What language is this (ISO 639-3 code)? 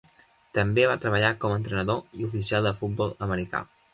cat